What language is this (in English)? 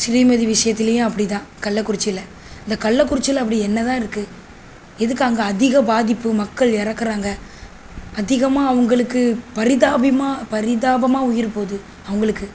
Tamil